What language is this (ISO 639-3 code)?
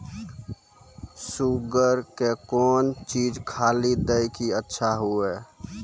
mai